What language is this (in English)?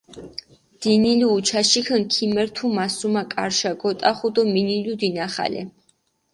Mingrelian